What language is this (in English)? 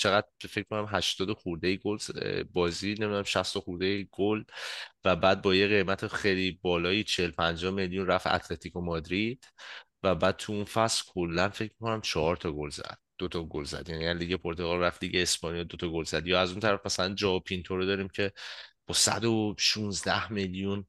Persian